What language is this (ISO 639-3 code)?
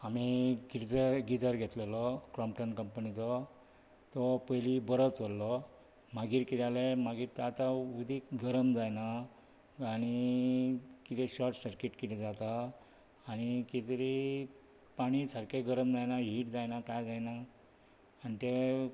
kok